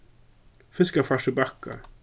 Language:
Faroese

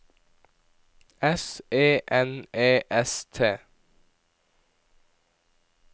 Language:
Norwegian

